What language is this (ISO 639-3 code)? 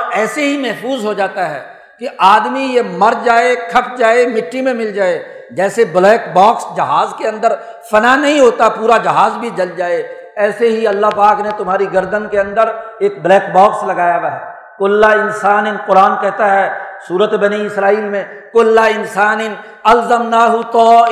urd